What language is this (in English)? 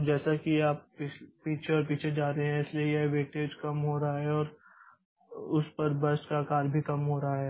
Hindi